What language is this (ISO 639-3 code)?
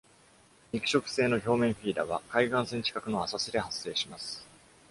jpn